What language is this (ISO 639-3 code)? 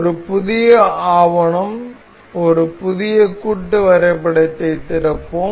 tam